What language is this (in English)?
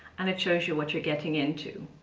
English